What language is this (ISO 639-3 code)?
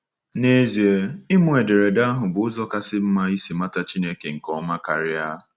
ibo